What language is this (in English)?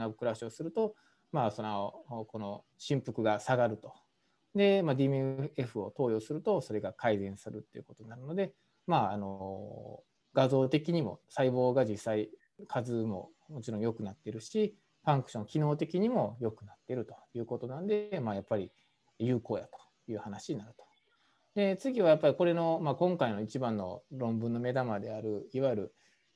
Japanese